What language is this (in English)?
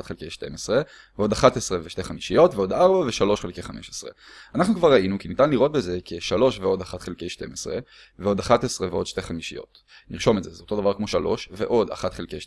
Hebrew